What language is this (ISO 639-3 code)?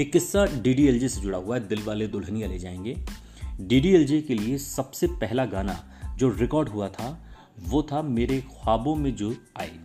hin